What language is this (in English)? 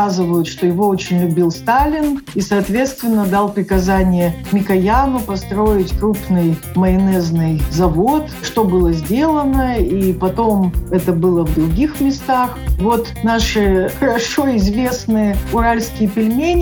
Russian